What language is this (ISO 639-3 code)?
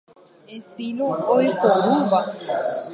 grn